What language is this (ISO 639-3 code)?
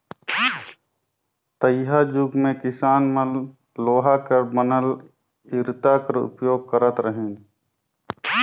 hne